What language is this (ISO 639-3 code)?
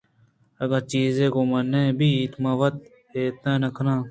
bgp